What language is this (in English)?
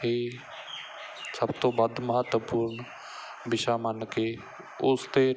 Punjabi